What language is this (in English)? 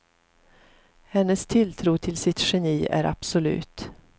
Swedish